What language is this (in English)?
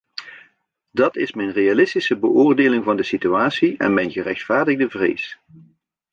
Dutch